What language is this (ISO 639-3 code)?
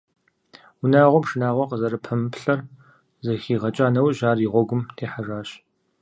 kbd